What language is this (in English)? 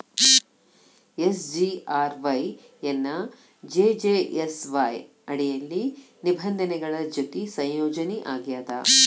Kannada